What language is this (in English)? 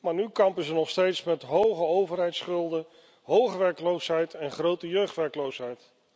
Dutch